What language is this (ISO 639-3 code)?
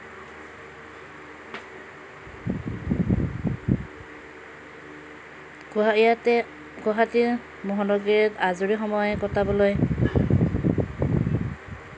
asm